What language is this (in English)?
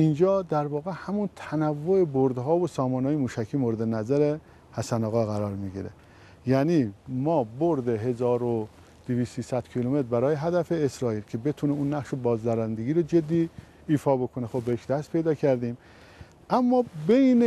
Persian